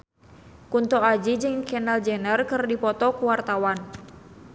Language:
Sundanese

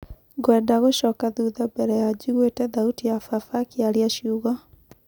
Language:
Kikuyu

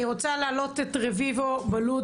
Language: Hebrew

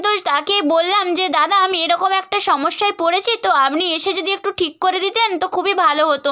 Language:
Bangla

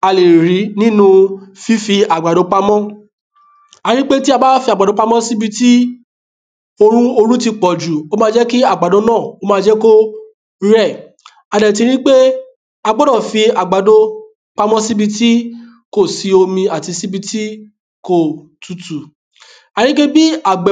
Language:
Yoruba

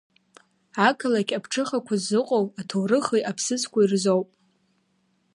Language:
Abkhazian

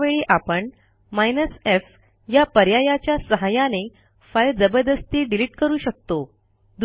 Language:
Marathi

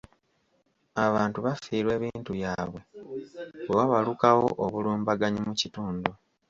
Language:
Ganda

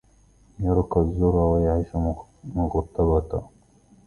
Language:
Arabic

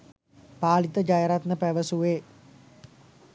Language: Sinhala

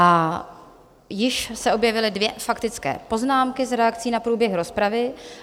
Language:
Czech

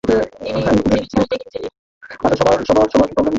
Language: Bangla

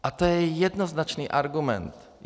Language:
Czech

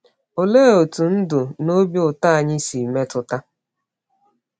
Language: Igbo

